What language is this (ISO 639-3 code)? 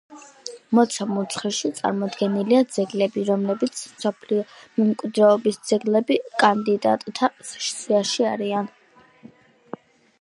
kat